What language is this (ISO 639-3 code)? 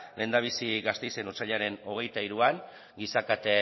eus